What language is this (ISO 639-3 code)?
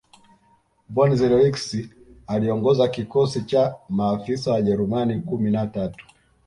swa